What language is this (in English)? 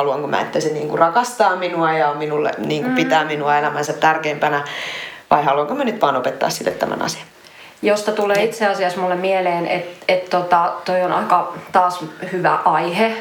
Finnish